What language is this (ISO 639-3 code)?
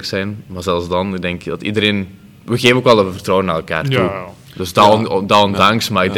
nld